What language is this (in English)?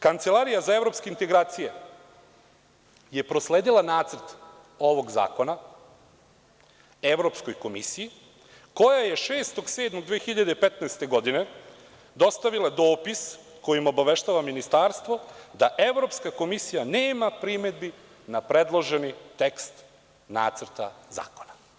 Serbian